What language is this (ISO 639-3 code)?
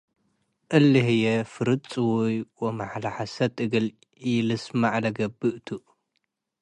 tig